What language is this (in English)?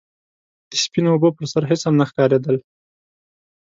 Pashto